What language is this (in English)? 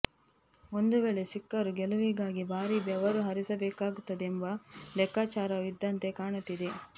Kannada